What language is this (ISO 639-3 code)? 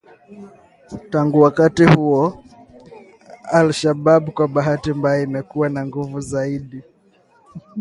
swa